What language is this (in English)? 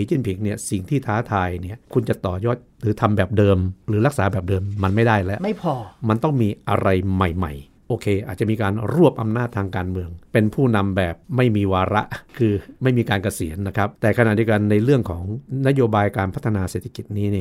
Thai